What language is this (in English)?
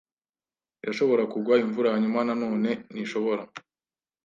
Kinyarwanda